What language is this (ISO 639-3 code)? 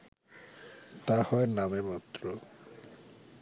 ben